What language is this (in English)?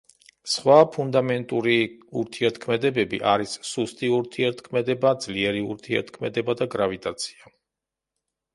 Georgian